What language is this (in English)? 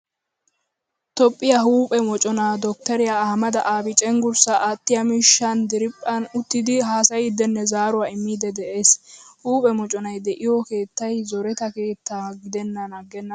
Wolaytta